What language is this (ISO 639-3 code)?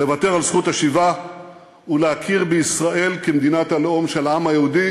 heb